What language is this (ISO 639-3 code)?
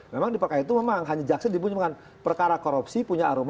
ind